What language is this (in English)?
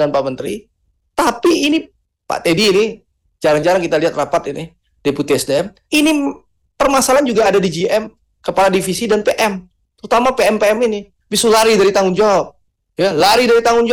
Indonesian